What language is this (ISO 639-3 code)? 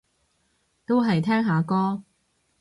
yue